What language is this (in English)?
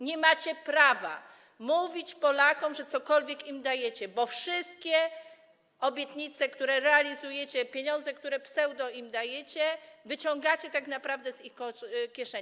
Polish